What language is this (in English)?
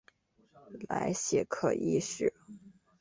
Chinese